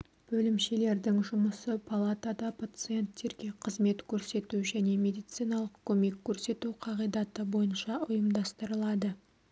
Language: Kazakh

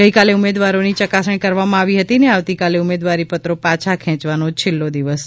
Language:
Gujarati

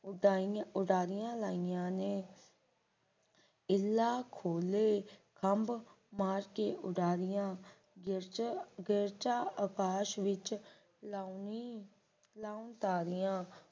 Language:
Punjabi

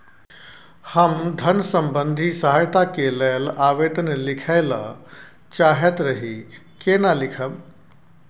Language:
Maithili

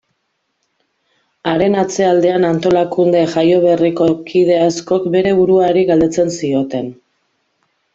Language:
Basque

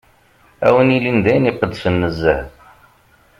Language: Kabyle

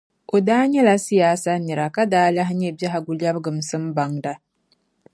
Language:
Dagbani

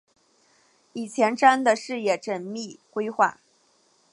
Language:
Chinese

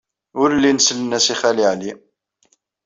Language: Kabyle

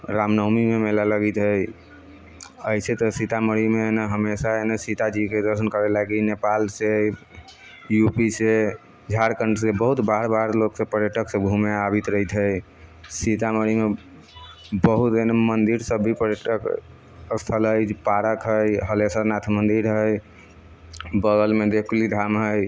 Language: Maithili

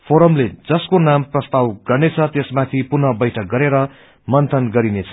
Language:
Nepali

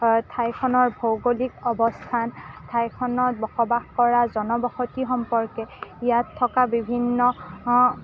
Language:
Assamese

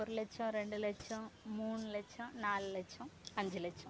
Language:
Tamil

